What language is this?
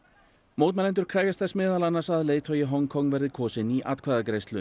Icelandic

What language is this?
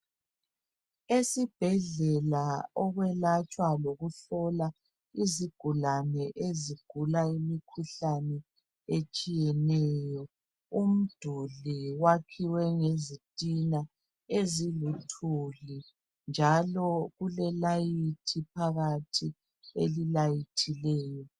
North Ndebele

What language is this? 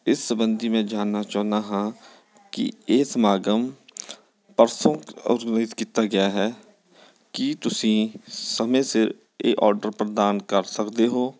Punjabi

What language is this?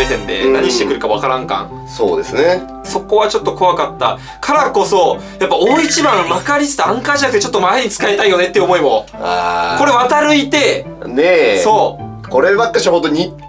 Japanese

